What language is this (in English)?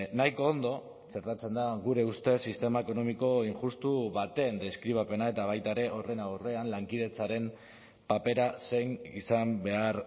Basque